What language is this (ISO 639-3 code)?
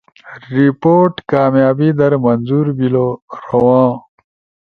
ush